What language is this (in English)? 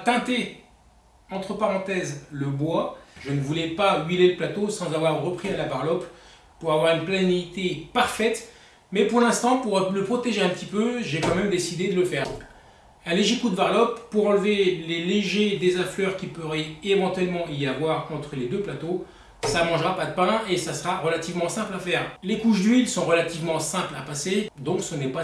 French